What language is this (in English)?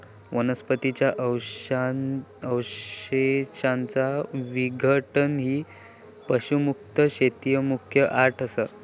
Marathi